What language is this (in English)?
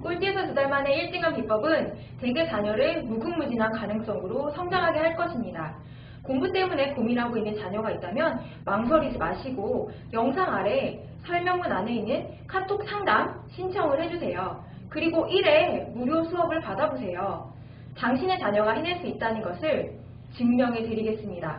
Korean